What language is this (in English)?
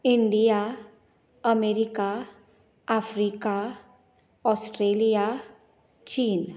Konkani